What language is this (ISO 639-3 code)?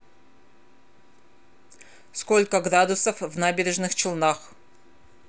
rus